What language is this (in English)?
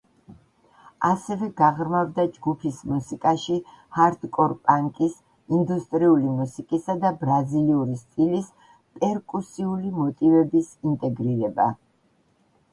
Georgian